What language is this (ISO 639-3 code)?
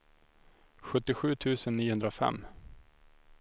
swe